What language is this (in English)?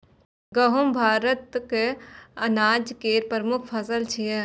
Maithili